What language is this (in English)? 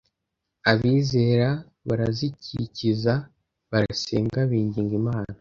Kinyarwanda